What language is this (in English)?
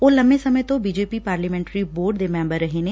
Punjabi